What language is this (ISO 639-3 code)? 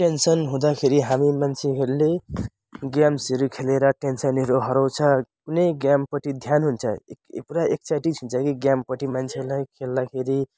nep